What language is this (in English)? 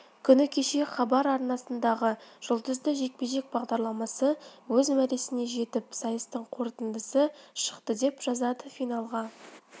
Kazakh